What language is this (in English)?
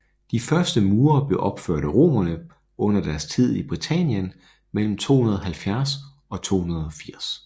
Danish